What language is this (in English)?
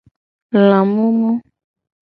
Gen